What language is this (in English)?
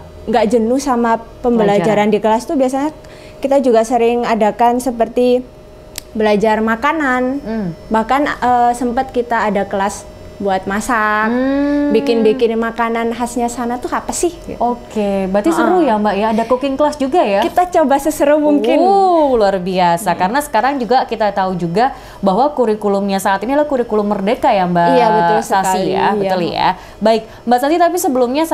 Indonesian